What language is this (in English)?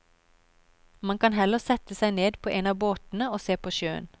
Norwegian